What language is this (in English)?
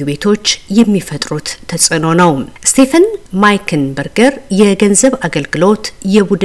Amharic